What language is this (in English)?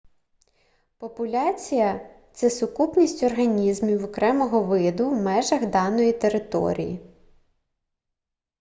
Ukrainian